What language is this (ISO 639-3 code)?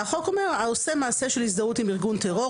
heb